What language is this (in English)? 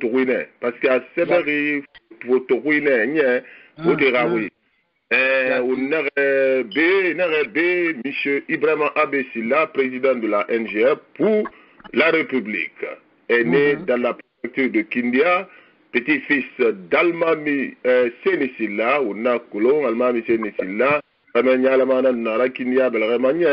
French